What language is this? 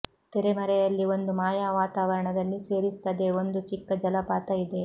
Kannada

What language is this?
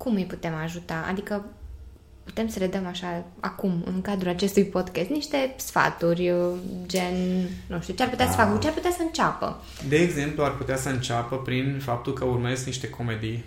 Romanian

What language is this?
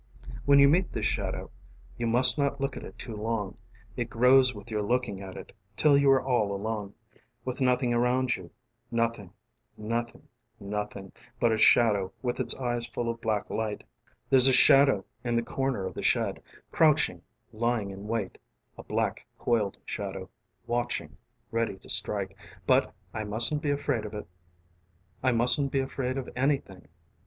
English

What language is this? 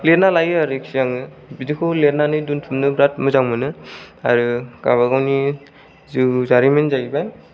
Bodo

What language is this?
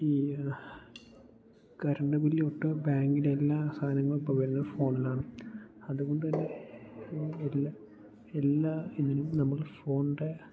Malayalam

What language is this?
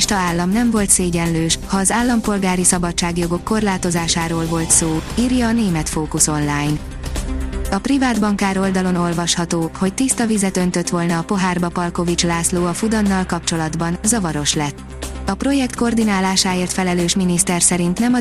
Hungarian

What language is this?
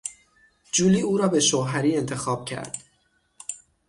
Persian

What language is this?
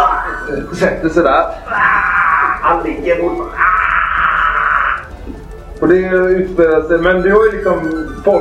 Swedish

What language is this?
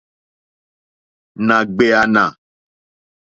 Mokpwe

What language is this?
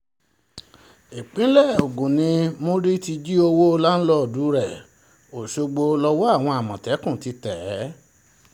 Yoruba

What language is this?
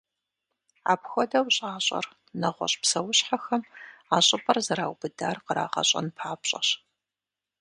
Kabardian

